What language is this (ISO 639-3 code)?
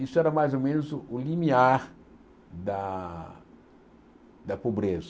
por